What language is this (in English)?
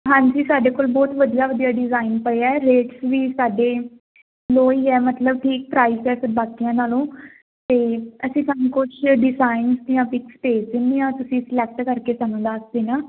Punjabi